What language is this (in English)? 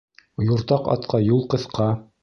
Bashkir